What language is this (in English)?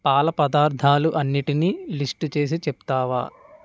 Telugu